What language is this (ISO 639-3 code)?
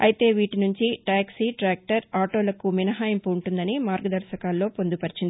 tel